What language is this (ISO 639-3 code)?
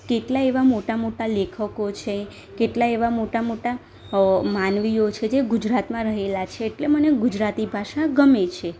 guj